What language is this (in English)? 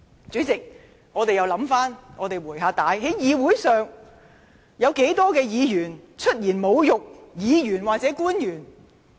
Cantonese